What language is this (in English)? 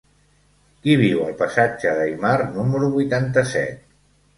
Catalan